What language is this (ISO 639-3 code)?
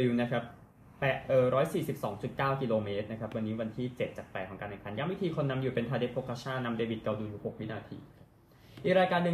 tha